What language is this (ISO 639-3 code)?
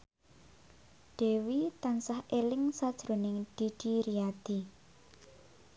jav